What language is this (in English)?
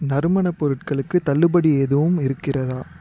Tamil